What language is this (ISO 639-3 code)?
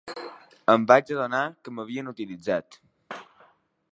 cat